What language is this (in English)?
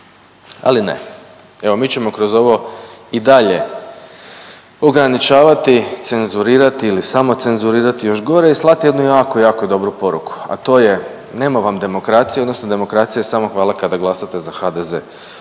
Croatian